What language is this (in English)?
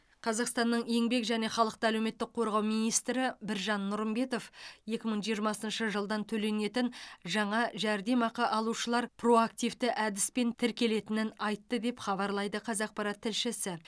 Kazakh